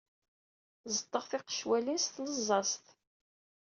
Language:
Kabyle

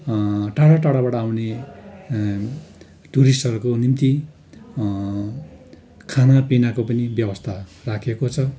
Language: Nepali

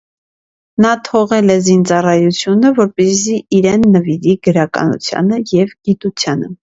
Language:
Armenian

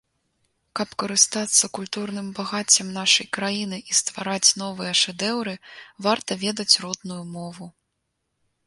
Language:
Belarusian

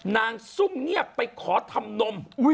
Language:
Thai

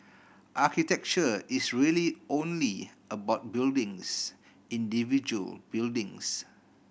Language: English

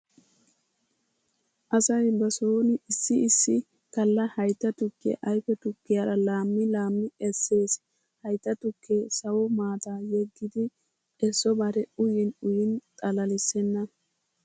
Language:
Wolaytta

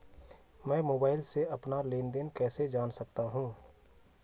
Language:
Hindi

